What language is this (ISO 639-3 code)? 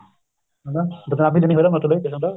pan